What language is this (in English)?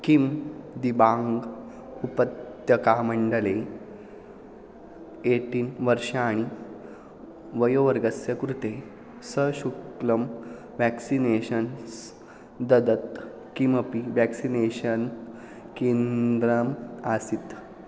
Sanskrit